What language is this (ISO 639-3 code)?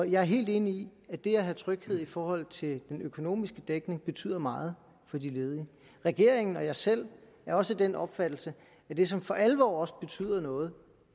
dan